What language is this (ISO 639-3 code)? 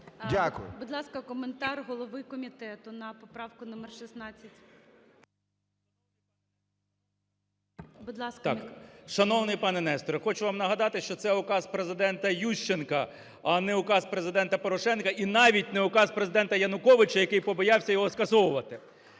ukr